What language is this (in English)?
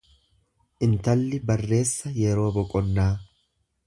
Oromo